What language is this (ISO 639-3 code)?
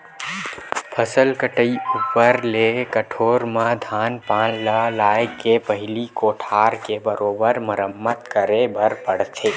hne